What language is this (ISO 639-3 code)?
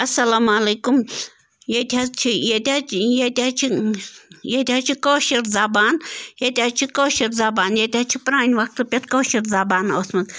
kas